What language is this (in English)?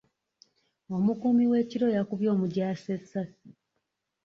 Ganda